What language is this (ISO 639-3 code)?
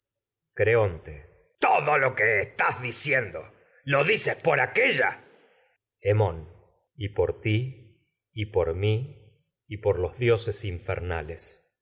spa